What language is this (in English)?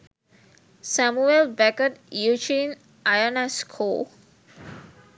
Sinhala